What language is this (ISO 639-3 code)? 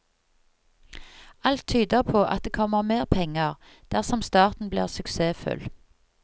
nor